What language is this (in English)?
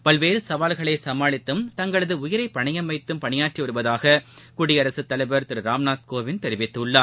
Tamil